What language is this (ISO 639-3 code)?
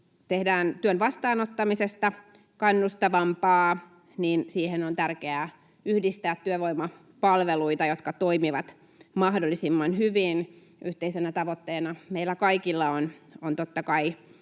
fin